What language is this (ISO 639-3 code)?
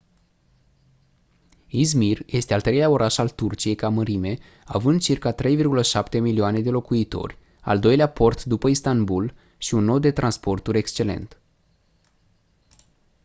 ron